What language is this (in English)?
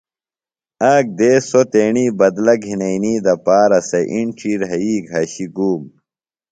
Phalura